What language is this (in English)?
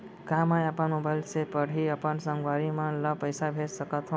Chhattisgarhi